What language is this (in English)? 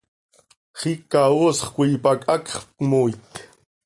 Seri